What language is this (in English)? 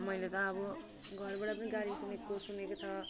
Nepali